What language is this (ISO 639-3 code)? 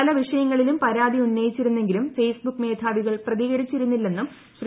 mal